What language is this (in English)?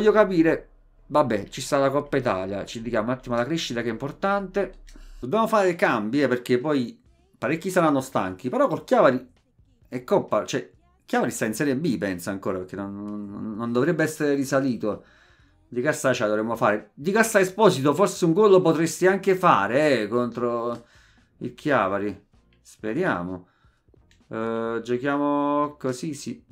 Italian